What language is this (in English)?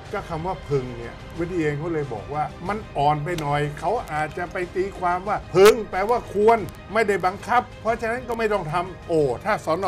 Thai